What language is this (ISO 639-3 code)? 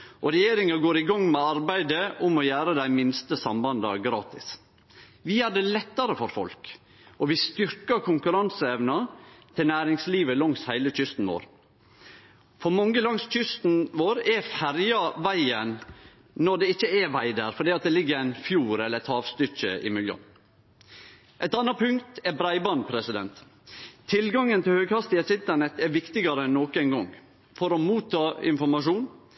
nno